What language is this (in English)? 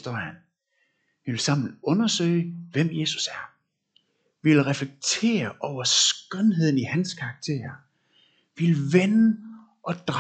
Danish